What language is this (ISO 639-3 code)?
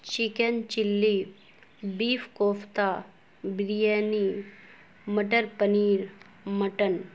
urd